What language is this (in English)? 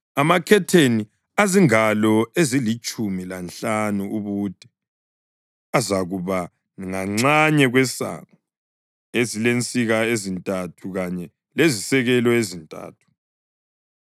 North Ndebele